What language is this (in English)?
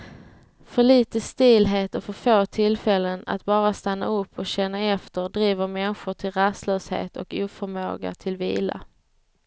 Swedish